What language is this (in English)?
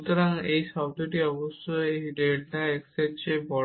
Bangla